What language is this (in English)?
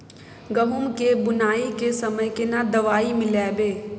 Maithili